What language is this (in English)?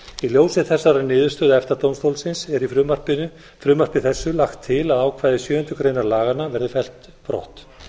Icelandic